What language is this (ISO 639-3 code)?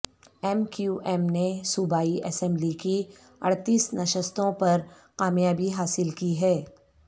urd